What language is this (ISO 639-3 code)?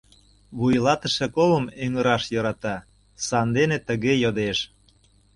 chm